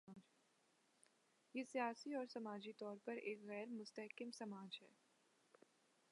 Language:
Urdu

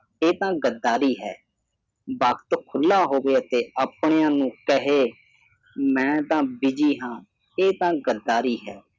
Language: Punjabi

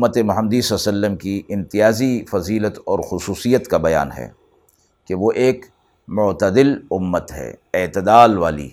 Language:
Urdu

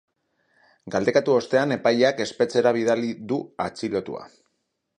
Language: Basque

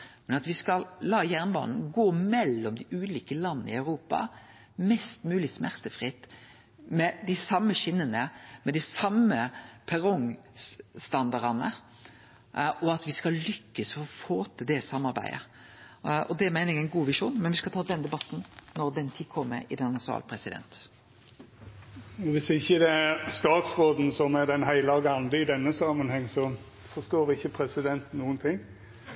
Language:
Norwegian Nynorsk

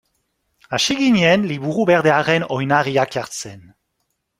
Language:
Basque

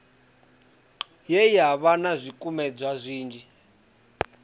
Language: Venda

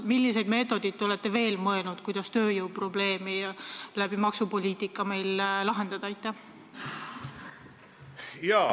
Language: Estonian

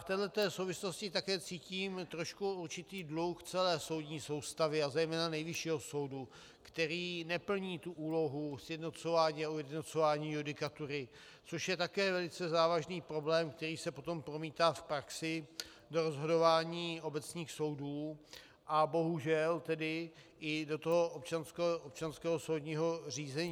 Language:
Czech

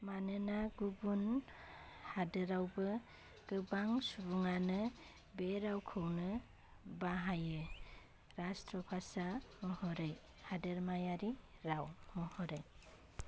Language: Bodo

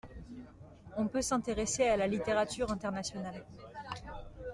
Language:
French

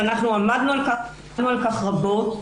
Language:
Hebrew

